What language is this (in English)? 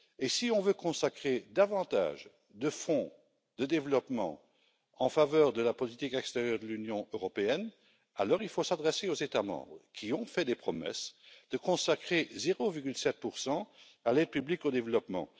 French